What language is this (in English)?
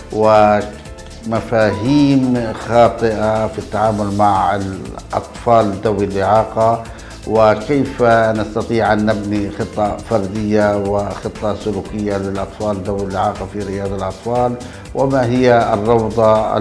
Arabic